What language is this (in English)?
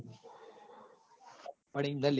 Gujarati